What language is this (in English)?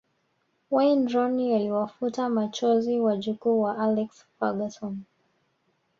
Swahili